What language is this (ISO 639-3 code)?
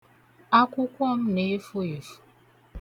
ibo